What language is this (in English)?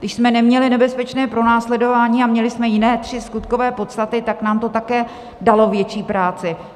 Czech